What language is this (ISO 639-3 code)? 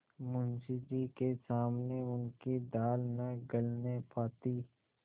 hin